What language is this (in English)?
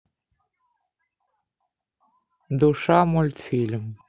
Russian